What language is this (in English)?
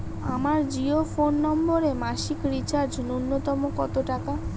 Bangla